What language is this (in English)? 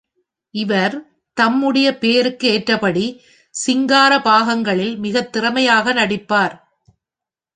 Tamil